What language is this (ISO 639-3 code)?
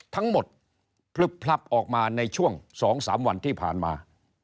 tha